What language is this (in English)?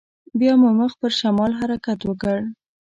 Pashto